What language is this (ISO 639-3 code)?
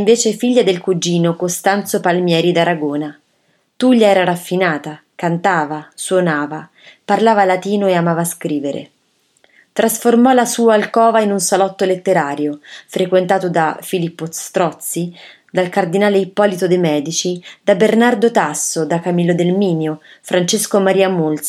ita